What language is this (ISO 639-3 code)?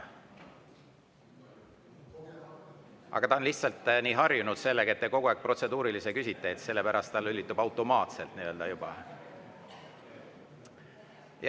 est